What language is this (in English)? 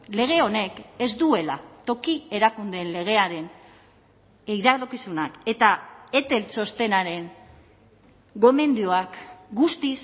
Basque